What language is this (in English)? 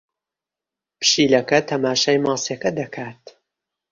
Central Kurdish